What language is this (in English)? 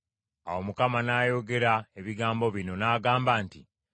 Ganda